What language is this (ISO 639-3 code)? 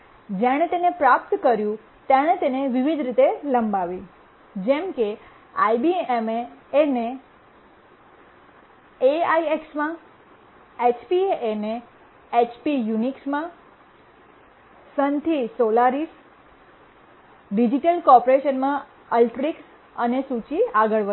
guj